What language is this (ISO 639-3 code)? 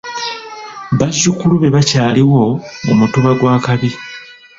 lug